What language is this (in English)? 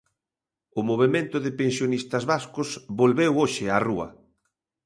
Galician